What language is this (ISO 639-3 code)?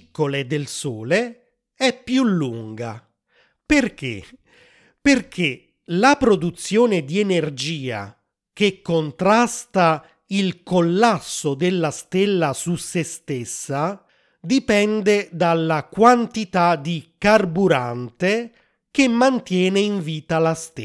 ita